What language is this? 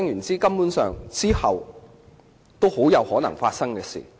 Cantonese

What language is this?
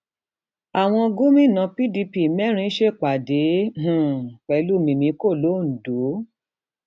Yoruba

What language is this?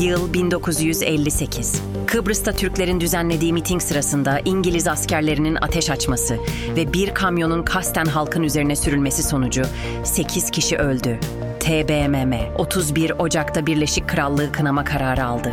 Turkish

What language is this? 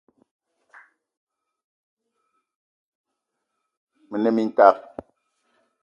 Eton (Cameroon)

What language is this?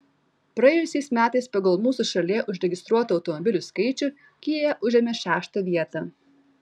Lithuanian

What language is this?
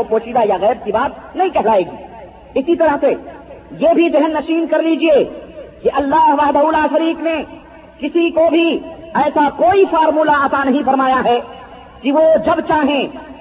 Urdu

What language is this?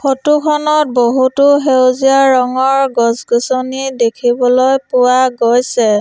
Assamese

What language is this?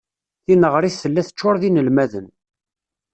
Kabyle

